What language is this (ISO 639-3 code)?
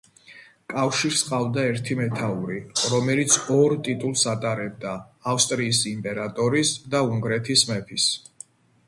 kat